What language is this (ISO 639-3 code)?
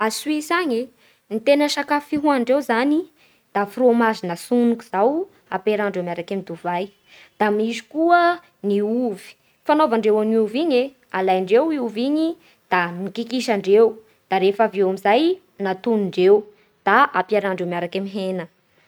bhr